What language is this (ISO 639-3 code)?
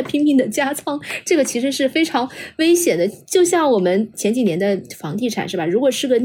zho